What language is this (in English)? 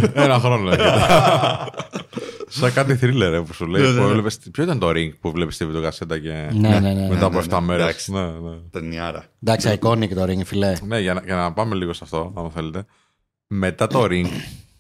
Greek